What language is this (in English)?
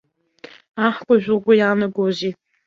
Abkhazian